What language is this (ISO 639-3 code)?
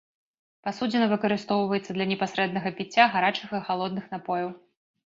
bel